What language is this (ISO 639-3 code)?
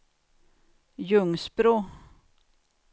swe